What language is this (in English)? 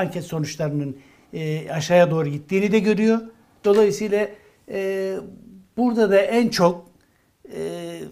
Turkish